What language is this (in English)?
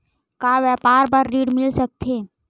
Chhattisgarhi